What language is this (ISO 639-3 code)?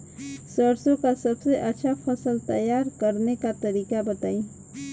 bho